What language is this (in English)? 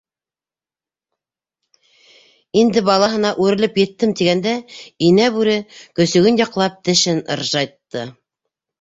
Bashkir